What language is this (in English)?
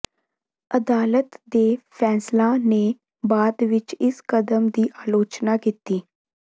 Punjabi